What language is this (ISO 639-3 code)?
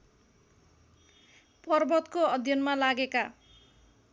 nep